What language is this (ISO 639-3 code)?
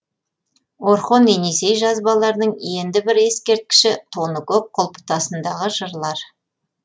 kaz